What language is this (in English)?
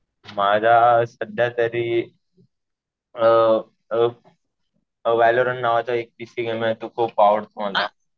Marathi